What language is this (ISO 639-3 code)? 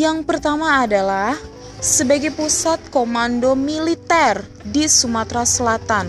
ind